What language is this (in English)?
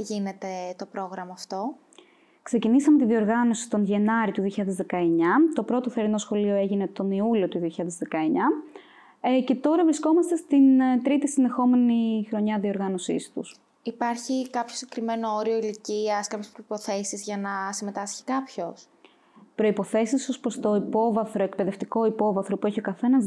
Greek